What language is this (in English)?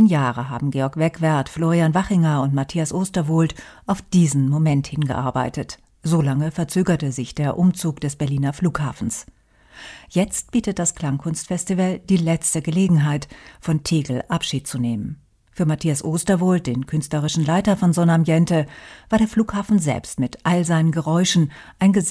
German